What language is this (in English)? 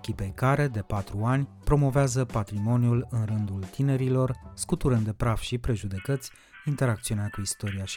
Romanian